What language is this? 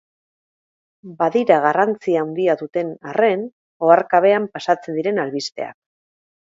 Basque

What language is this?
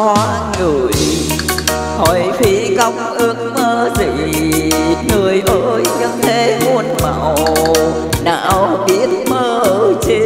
Vietnamese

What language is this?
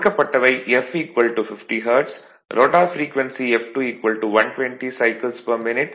Tamil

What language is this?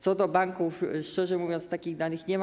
Polish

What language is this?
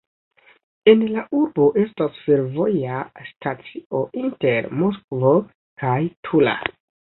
Esperanto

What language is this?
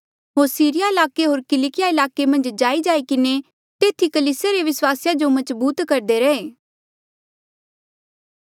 Mandeali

